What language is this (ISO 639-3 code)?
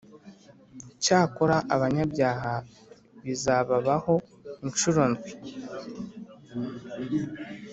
kin